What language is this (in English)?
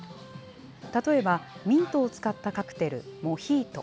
Japanese